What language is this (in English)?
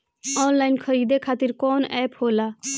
Bhojpuri